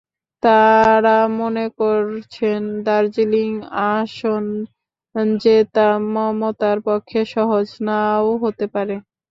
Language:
Bangla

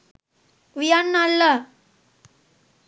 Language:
Sinhala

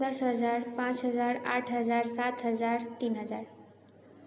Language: Maithili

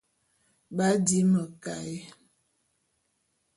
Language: Bulu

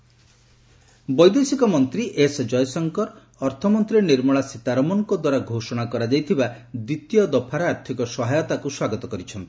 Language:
Odia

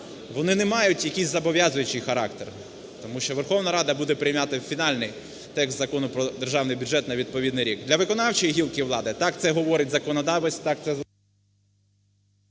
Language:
Ukrainian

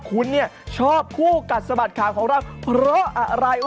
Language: Thai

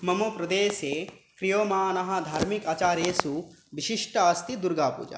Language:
Sanskrit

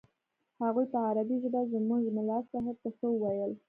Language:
Pashto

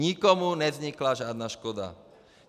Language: Czech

